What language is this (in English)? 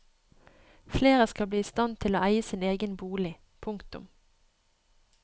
Norwegian